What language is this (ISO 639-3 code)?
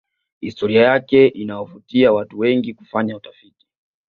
swa